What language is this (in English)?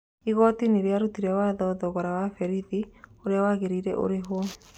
Kikuyu